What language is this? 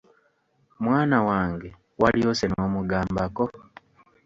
Ganda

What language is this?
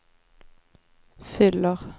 Swedish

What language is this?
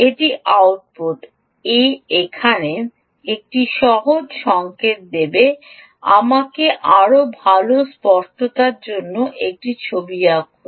Bangla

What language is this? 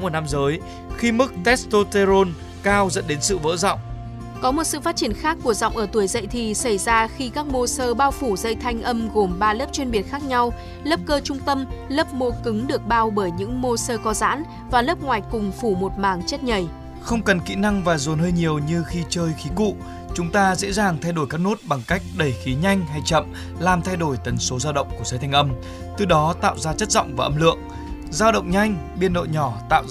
Vietnamese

